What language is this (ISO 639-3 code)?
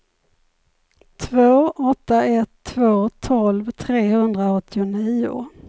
swe